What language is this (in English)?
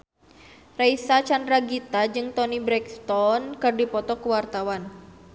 Sundanese